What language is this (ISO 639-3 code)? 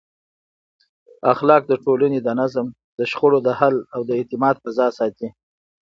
pus